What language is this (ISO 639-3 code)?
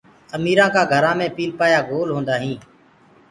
ggg